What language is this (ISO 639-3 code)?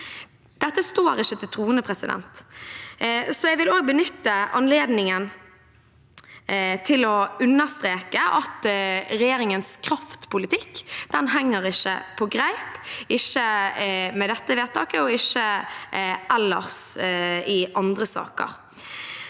nor